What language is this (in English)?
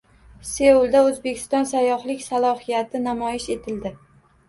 Uzbek